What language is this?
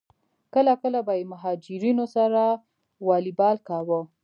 Pashto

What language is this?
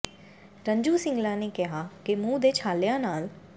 Punjabi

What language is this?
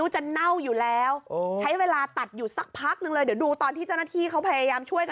Thai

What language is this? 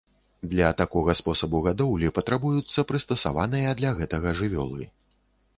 Belarusian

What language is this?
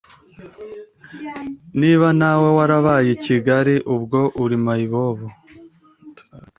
Kinyarwanda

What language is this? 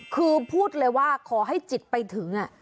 Thai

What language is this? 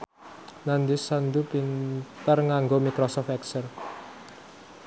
Javanese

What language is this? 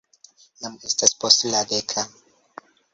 Esperanto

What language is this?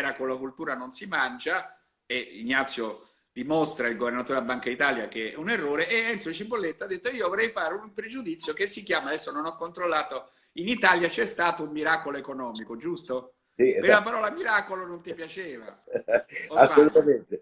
Italian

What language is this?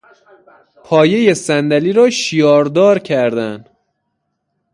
Persian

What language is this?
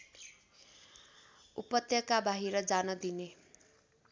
Nepali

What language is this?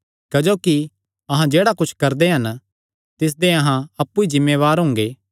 Kangri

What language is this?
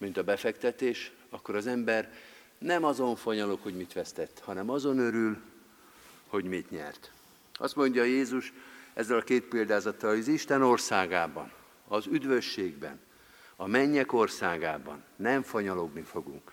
Hungarian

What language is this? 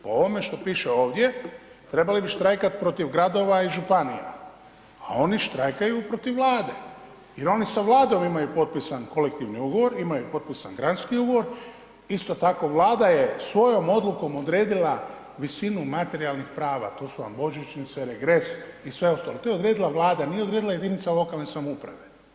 Croatian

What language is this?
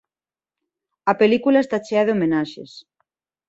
Galician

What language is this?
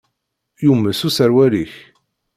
Kabyle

